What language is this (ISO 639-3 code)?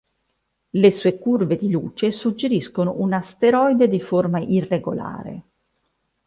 ita